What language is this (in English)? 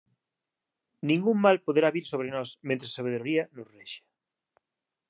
Galician